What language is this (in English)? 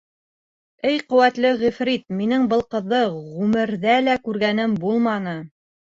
Bashkir